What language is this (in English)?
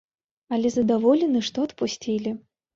Belarusian